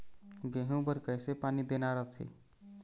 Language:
Chhattisgarhi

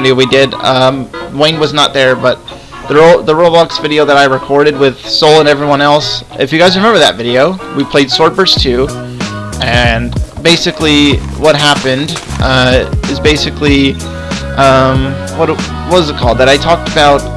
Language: English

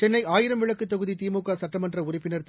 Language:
Tamil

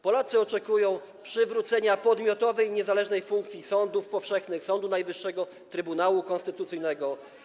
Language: Polish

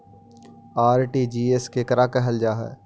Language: Magahi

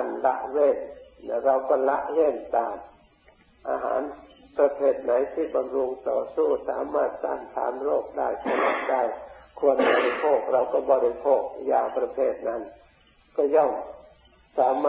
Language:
Thai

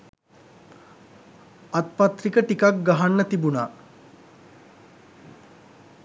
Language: Sinhala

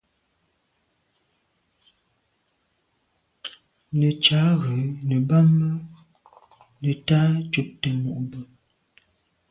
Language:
Medumba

